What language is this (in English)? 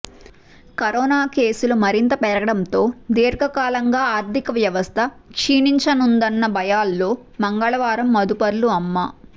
Telugu